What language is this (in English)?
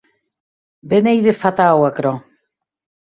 Occitan